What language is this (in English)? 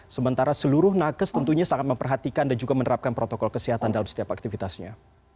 Indonesian